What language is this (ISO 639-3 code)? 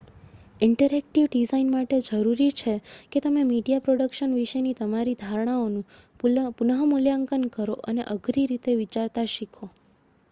guj